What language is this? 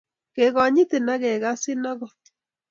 Kalenjin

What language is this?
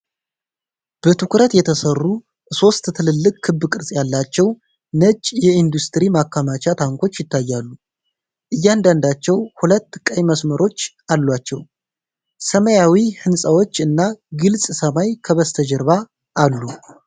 Amharic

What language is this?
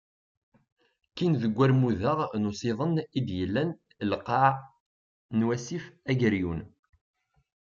Kabyle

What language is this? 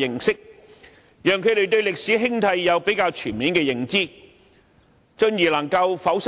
Cantonese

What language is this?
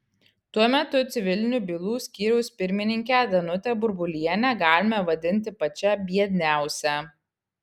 Lithuanian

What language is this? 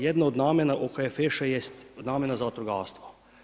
Croatian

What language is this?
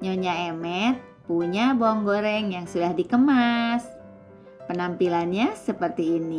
Indonesian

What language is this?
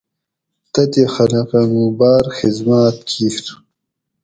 Gawri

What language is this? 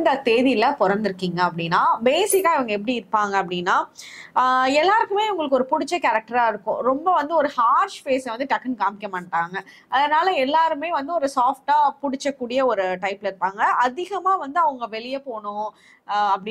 Tamil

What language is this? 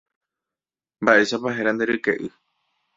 Guarani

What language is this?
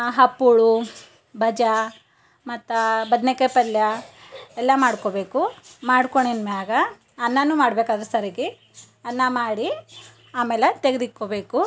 Kannada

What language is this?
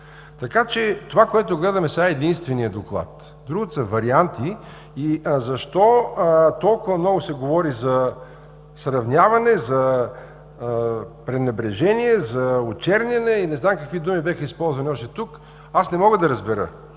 Bulgarian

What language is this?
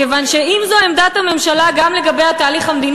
Hebrew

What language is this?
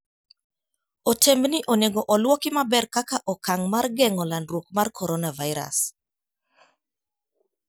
Luo (Kenya and Tanzania)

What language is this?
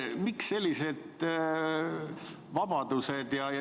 Estonian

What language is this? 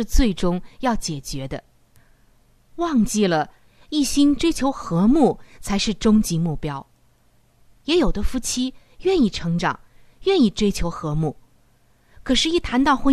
Chinese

